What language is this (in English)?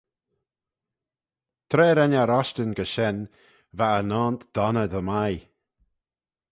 Manx